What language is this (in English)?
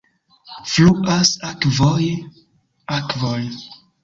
Esperanto